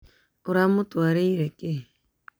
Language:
Kikuyu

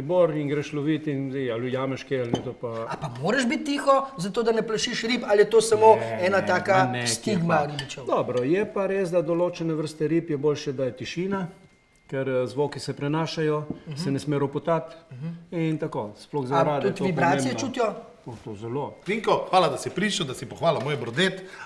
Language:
Slovenian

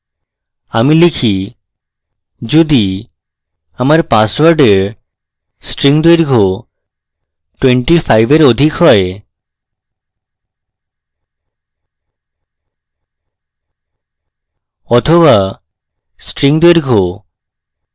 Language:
Bangla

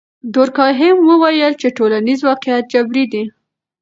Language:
Pashto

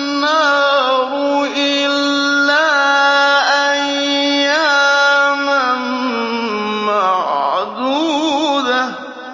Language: Arabic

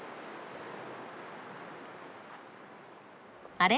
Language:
Japanese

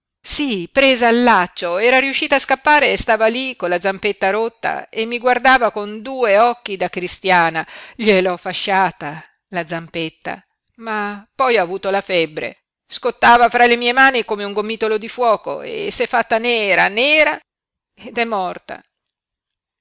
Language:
Italian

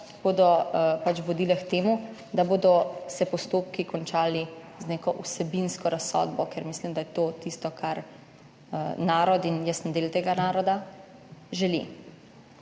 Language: Slovenian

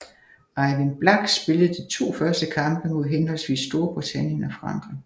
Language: Danish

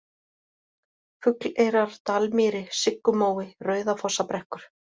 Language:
Icelandic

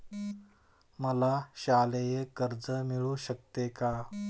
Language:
Marathi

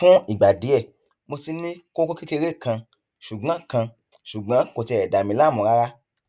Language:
Yoruba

